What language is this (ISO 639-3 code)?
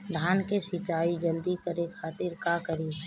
bho